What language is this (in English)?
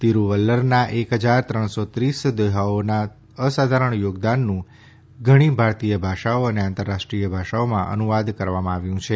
Gujarati